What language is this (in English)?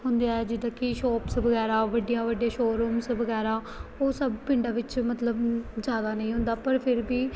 Punjabi